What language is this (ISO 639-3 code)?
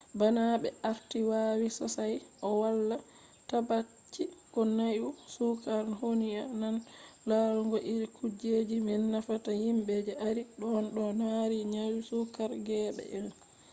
ful